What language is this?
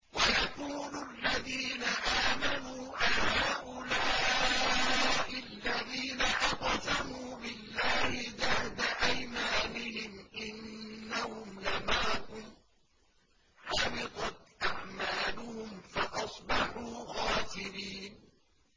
Arabic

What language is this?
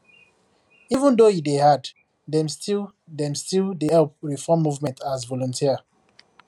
Nigerian Pidgin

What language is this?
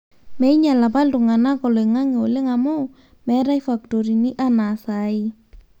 Masai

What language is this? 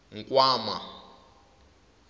Tsonga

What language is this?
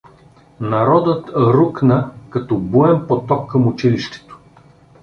Bulgarian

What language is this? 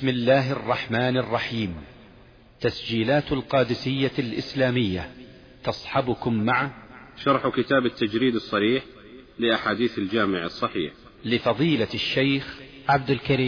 Arabic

